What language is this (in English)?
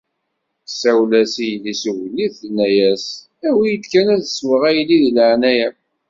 Kabyle